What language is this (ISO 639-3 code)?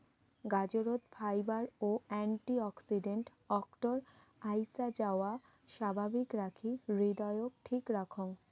ben